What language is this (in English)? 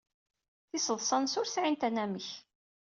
Kabyle